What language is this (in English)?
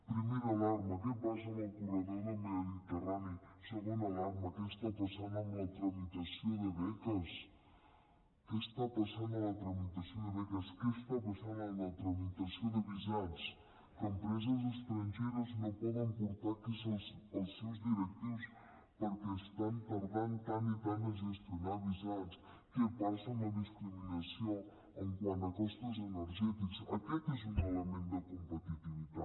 Catalan